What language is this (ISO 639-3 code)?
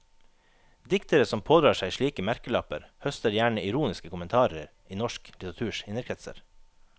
nor